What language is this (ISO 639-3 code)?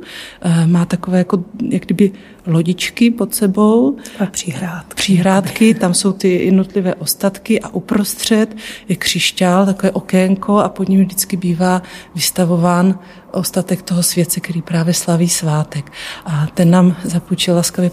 ces